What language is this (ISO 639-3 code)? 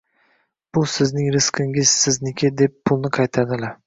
uzb